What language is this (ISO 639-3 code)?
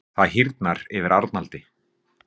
isl